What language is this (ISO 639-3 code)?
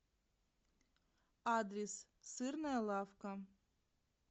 rus